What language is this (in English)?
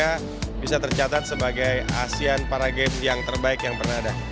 Indonesian